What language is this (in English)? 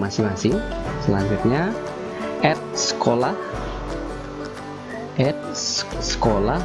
Indonesian